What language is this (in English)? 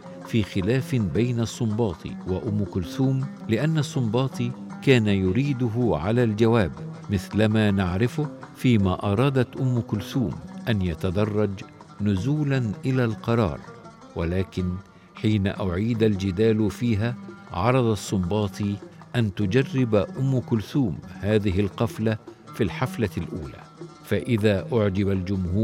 Arabic